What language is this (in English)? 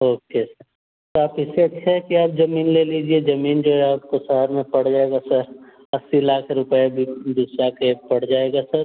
Hindi